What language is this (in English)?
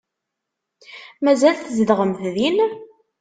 Kabyle